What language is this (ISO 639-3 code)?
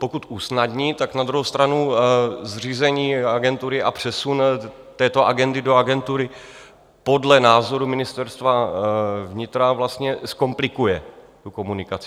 ces